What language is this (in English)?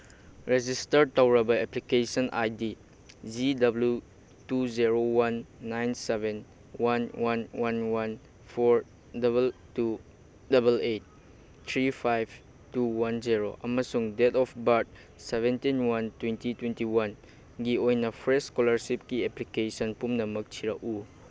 Manipuri